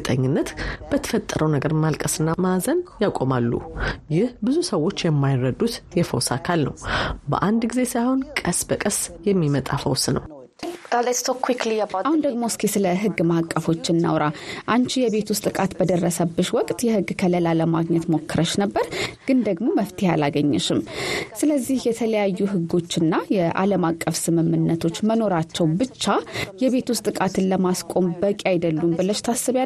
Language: Amharic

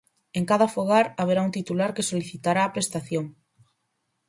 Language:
Galician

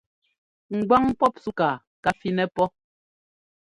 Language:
Ngomba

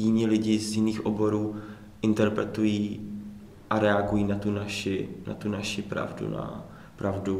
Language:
Czech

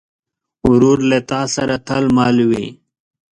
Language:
Pashto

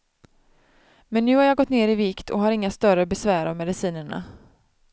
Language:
Swedish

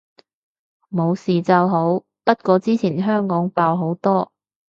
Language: Cantonese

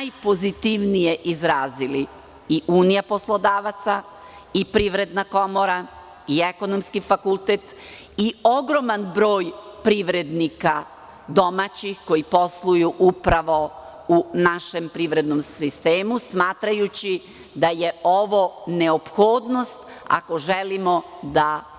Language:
Serbian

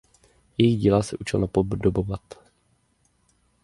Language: Czech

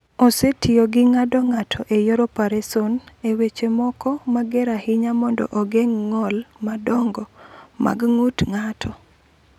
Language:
Luo (Kenya and Tanzania)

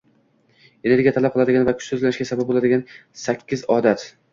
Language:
Uzbek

